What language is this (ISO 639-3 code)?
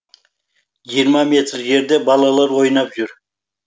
kaz